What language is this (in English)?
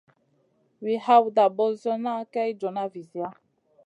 Masana